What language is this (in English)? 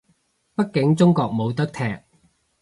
Cantonese